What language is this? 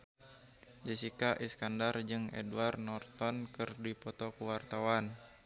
Sundanese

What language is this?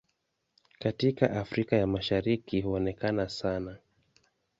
Swahili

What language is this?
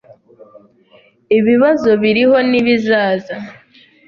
Kinyarwanda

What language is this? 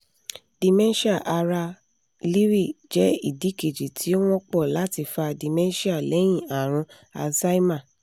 Yoruba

